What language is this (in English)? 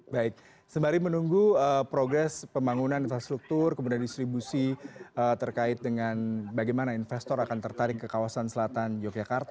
Indonesian